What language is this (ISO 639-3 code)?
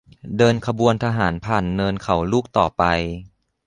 tha